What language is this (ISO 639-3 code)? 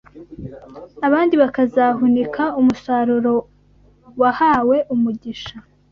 kin